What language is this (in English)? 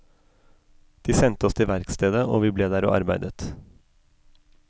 Norwegian